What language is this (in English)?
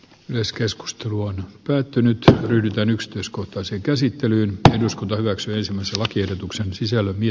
Finnish